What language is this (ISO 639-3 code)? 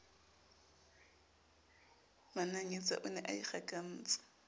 sot